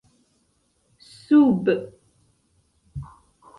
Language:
Esperanto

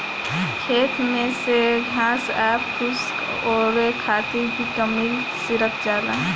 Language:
Bhojpuri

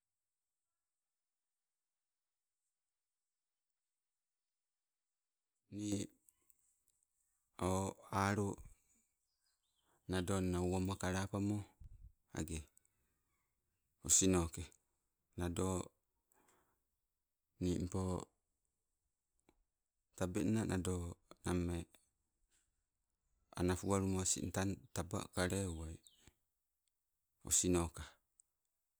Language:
Sibe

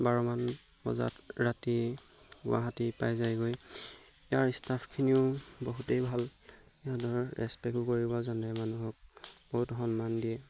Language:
Assamese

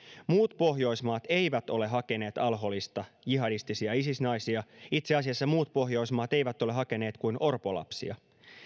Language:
Finnish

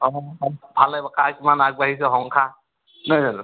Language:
Assamese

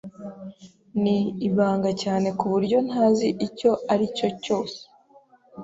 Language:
Kinyarwanda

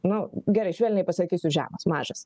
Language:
Lithuanian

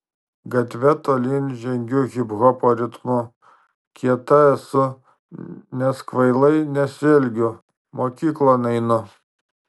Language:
Lithuanian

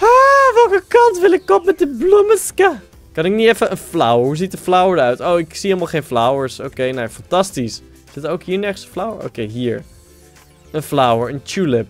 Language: Dutch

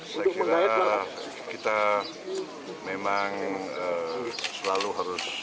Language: Indonesian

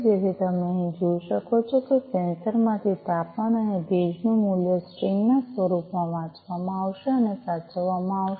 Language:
Gujarati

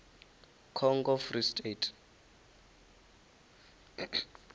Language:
Venda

